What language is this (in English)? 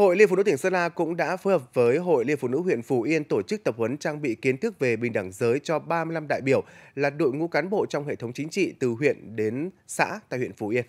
Vietnamese